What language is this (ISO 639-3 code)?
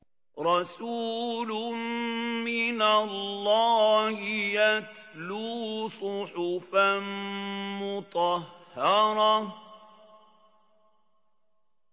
ara